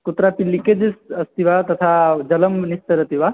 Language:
Sanskrit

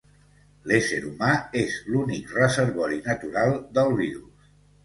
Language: Catalan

